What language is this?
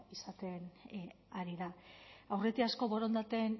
Basque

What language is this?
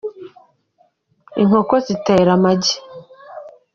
Kinyarwanda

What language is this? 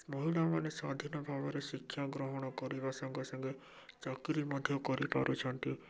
Odia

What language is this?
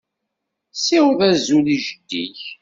Kabyle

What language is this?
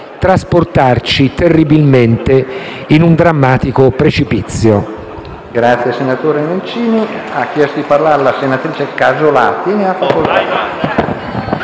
Italian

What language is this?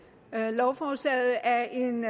Danish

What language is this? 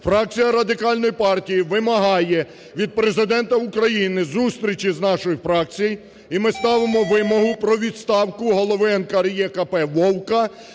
Ukrainian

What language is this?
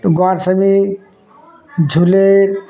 Odia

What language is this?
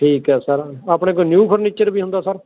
Punjabi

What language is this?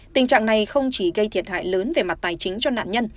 Vietnamese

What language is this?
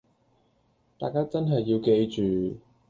Cantonese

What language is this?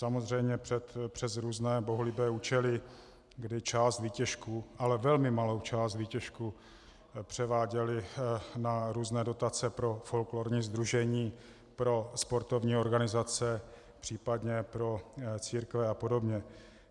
Czech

